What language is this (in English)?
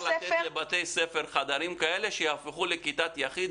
Hebrew